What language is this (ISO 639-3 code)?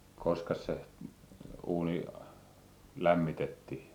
fin